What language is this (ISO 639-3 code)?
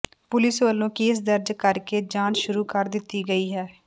pan